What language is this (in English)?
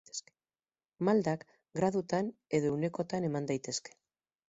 Basque